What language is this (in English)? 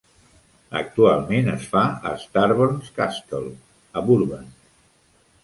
Catalan